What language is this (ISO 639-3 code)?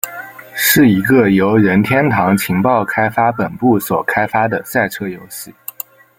zho